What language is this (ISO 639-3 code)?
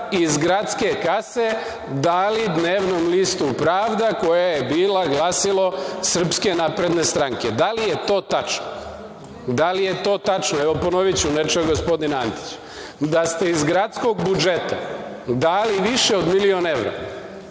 srp